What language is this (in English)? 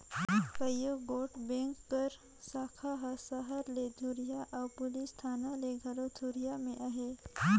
Chhattisgarhi